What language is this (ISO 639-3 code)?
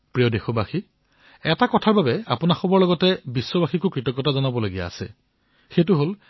asm